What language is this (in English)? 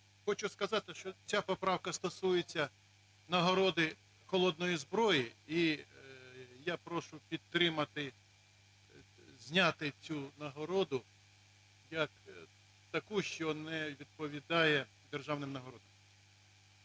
Ukrainian